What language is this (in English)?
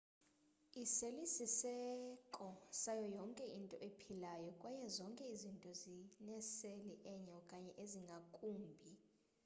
Xhosa